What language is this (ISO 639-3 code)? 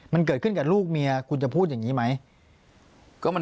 tha